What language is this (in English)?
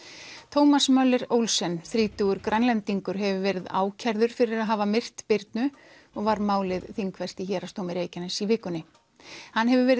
Icelandic